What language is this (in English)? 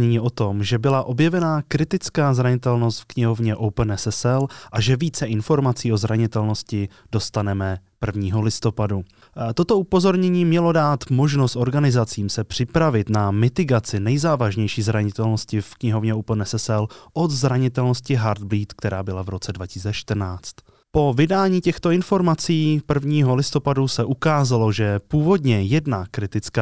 Czech